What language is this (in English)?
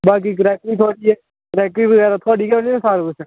Dogri